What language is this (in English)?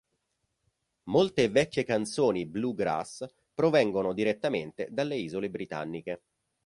Italian